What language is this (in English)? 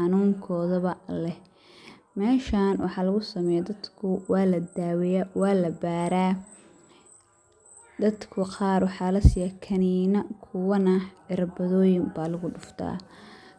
Somali